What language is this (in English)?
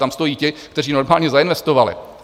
Czech